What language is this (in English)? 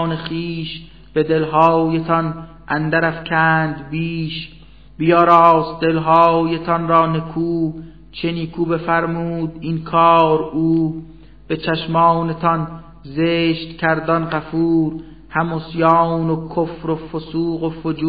Persian